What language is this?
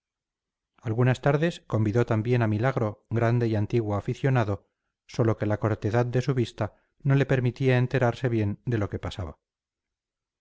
Spanish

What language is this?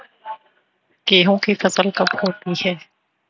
Hindi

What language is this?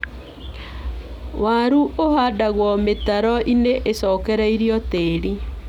Kikuyu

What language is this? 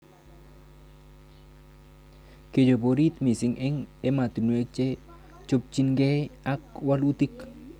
Kalenjin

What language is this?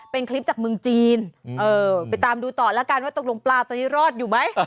Thai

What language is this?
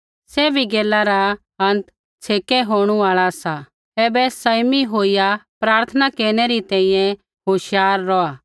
Kullu Pahari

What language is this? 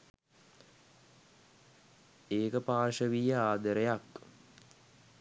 Sinhala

